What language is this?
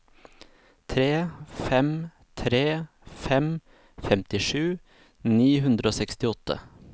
Norwegian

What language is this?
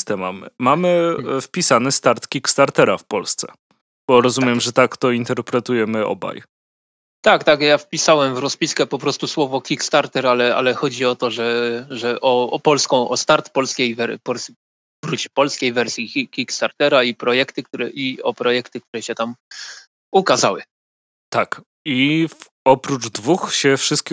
Polish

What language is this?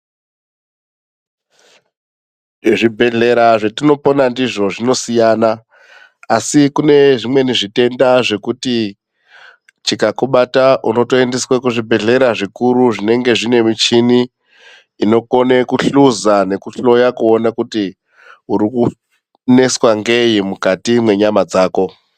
Ndau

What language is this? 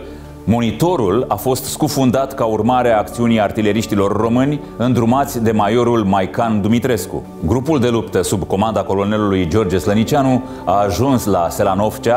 Romanian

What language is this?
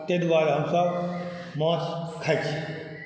Maithili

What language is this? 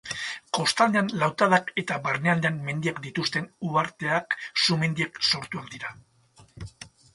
Basque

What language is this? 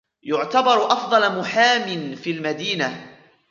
Arabic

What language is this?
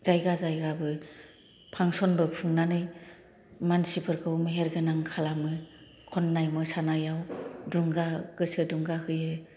Bodo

